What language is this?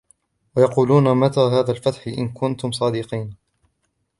Arabic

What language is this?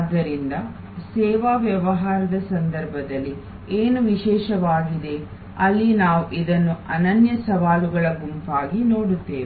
Kannada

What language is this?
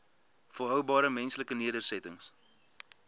Afrikaans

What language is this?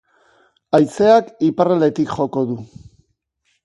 Basque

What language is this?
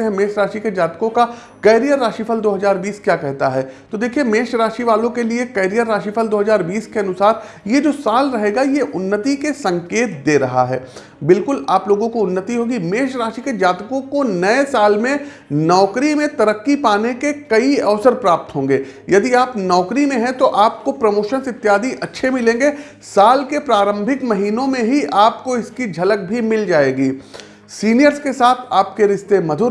Hindi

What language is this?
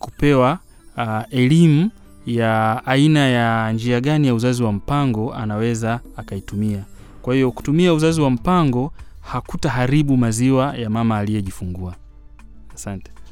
Swahili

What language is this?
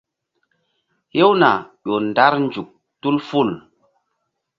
Mbum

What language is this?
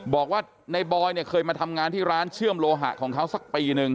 Thai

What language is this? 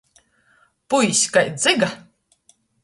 Latgalian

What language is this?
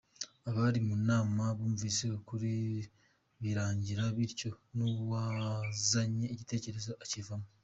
Kinyarwanda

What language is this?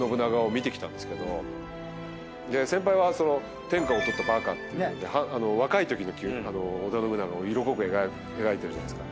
Japanese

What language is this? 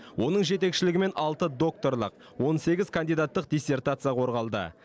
Kazakh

